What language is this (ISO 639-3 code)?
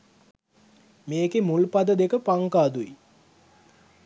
sin